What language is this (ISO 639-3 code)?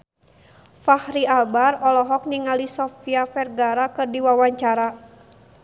sun